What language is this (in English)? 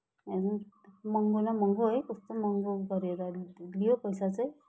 Nepali